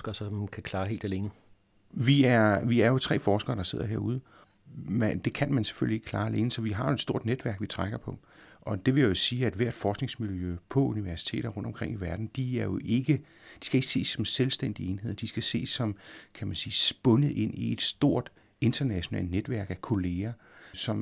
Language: Danish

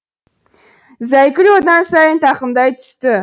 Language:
Kazakh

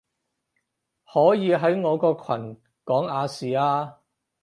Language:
Cantonese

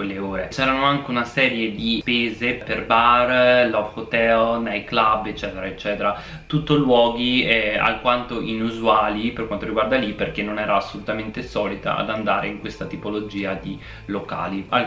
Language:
Italian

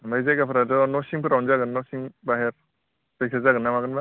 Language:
Bodo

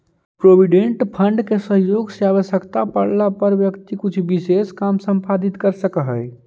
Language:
Magahi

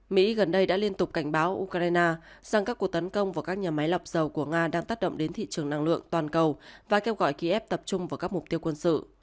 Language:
Vietnamese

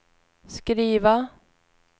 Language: Swedish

